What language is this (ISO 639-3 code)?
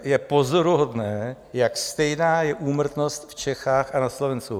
ces